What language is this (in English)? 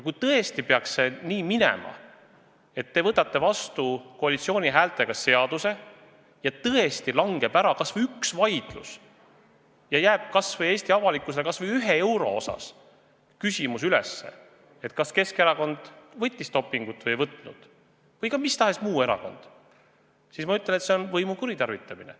Estonian